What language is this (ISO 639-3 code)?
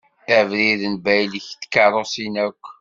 kab